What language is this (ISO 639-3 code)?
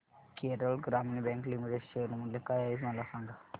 mar